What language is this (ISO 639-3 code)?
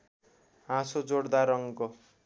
nep